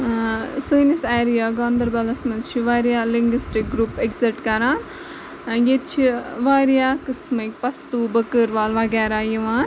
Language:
Kashmiri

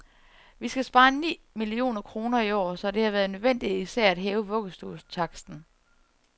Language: Danish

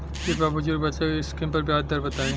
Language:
Bhojpuri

